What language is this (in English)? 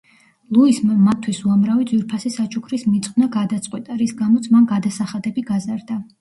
Georgian